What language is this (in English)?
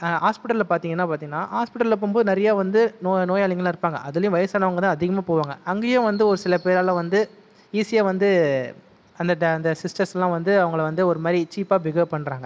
Tamil